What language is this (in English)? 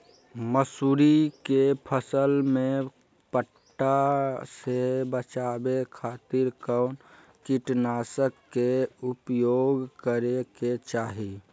Magahi